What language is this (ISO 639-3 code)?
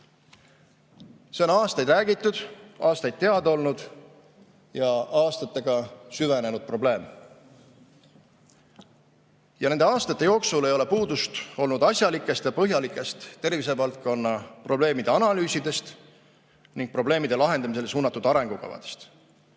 est